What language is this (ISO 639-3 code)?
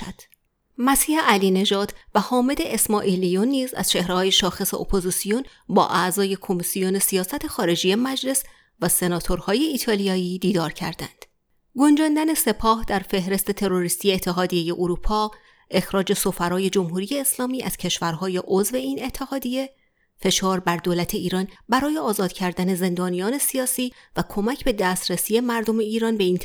fas